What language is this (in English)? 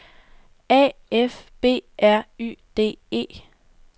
Danish